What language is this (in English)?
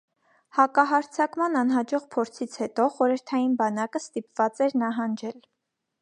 Armenian